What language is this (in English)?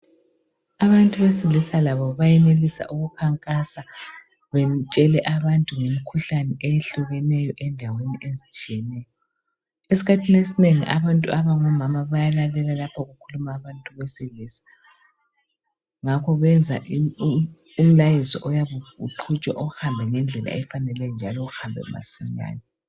North Ndebele